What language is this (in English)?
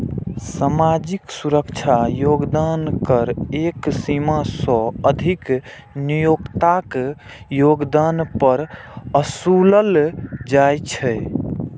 Maithili